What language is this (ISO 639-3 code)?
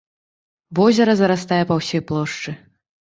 bel